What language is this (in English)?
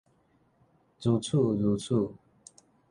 Min Nan Chinese